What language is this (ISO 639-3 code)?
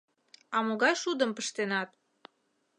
chm